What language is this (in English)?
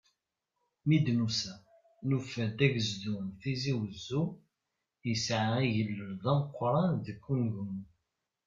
Kabyle